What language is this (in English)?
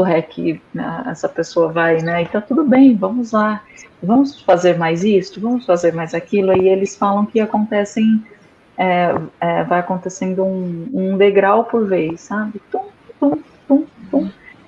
Portuguese